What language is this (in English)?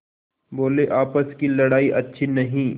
Hindi